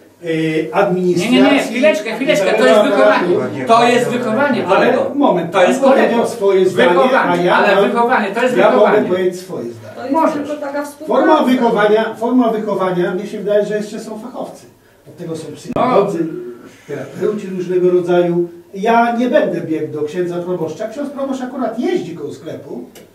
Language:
Polish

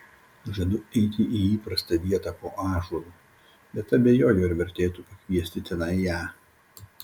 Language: Lithuanian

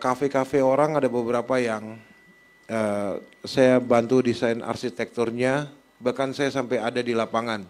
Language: Indonesian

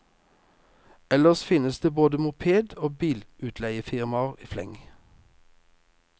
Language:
Norwegian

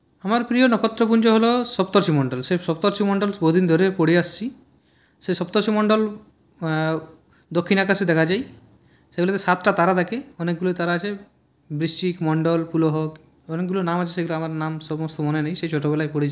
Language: Bangla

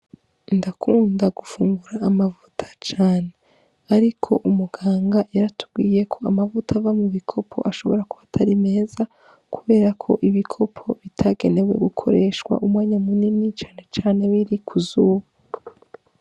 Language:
Rundi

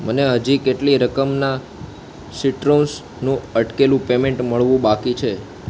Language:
Gujarati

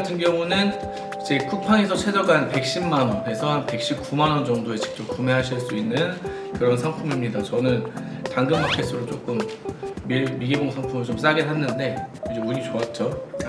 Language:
Korean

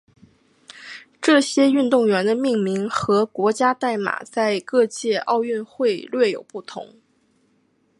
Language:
Chinese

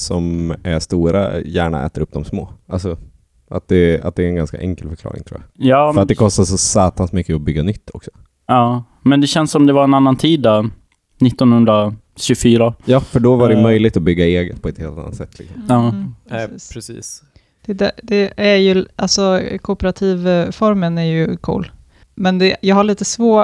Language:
Swedish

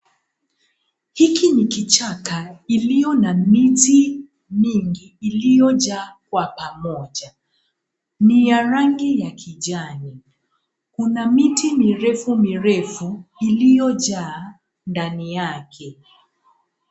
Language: Swahili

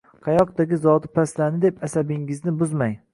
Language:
Uzbek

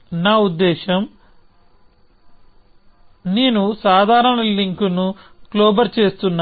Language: Telugu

